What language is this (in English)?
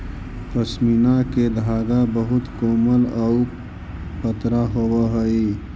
Magahi